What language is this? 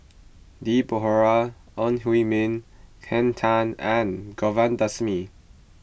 English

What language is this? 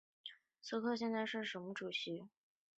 Chinese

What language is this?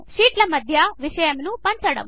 Telugu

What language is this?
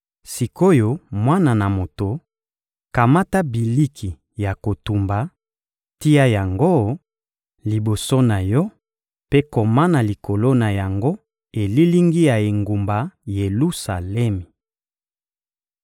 Lingala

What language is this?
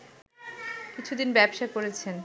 Bangla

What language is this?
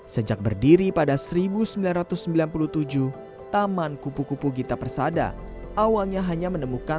Indonesian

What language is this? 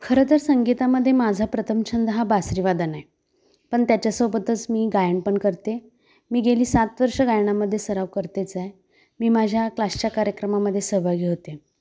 Marathi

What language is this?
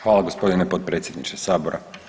Croatian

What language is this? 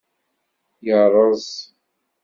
Kabyle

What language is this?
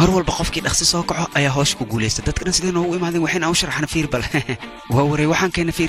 Arabic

